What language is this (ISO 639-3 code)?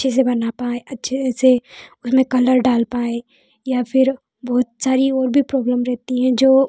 hin